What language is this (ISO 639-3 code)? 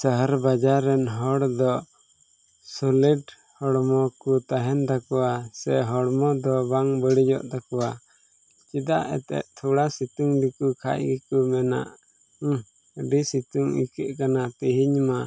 sat